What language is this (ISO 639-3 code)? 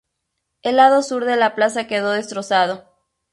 spa